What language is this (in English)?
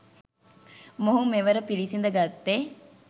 Sinhala